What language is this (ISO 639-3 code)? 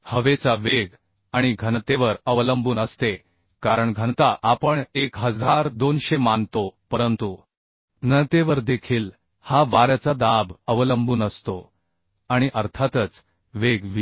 mar